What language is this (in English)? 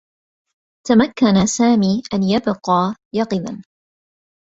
Arabic